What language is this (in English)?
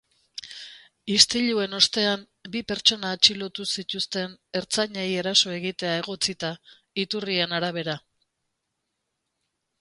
Basque